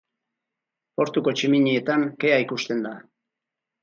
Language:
Basque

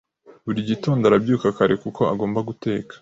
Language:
Kinyarwanda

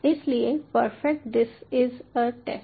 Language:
Hindi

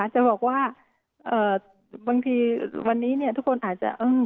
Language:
Thai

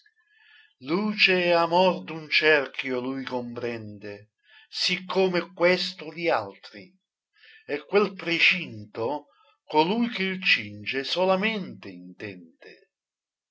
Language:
Italian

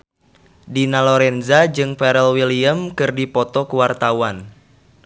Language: Sundanese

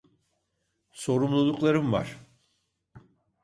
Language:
Turkish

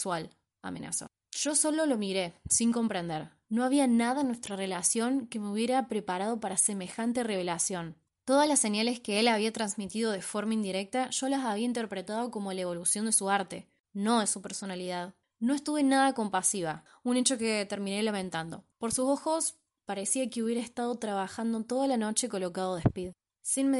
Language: Spanish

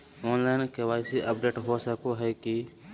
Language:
Magahi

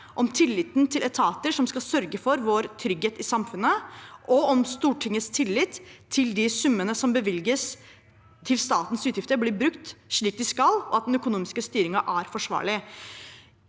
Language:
Norwegian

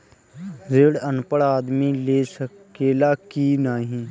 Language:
Bhojpuri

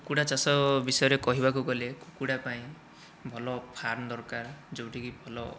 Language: Odia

